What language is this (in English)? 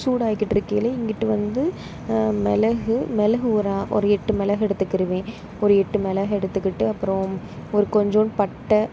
Tamil